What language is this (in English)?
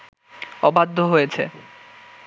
Bangla